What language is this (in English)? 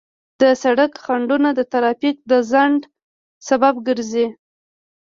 Pashto